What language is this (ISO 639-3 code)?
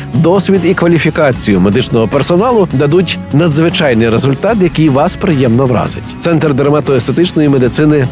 ukr